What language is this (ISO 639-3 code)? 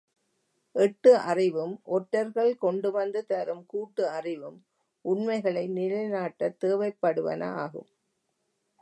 tam